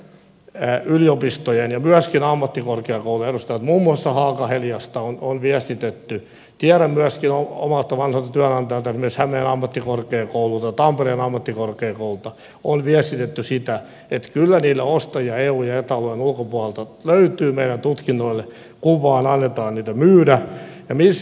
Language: Finnish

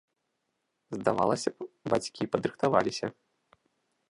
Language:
Belarusian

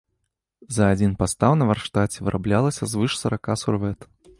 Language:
Belarusian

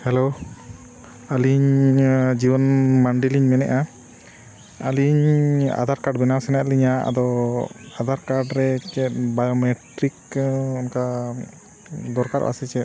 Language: Santali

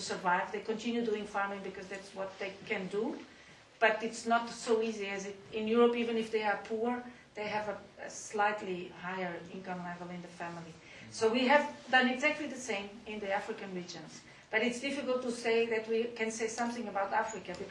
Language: English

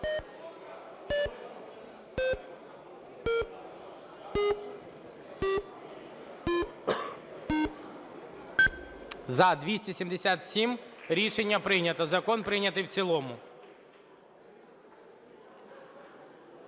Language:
Ukrainian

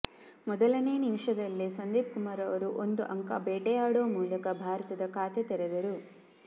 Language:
Kannada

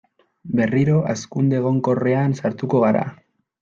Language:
Basque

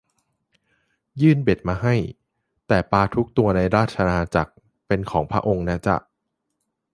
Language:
Thai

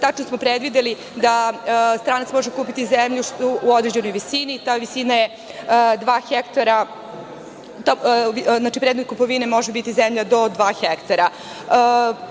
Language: Serbian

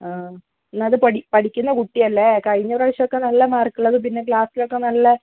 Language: Malayalam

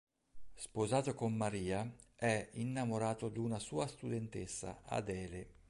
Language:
Italian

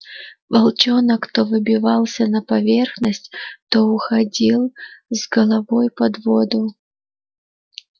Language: Russian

